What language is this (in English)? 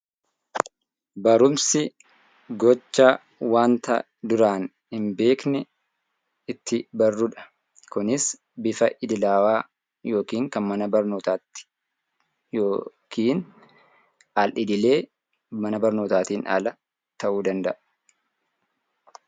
Oromo